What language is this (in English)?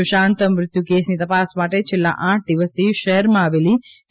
Gujarati